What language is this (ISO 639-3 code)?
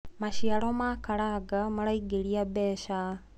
kik